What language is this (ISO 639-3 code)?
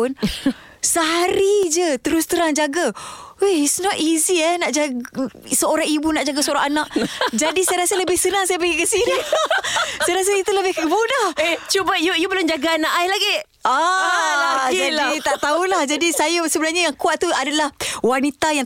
msa